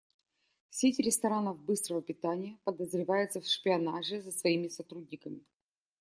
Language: Russian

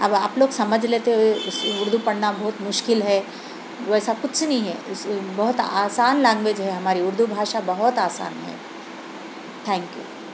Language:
Urdu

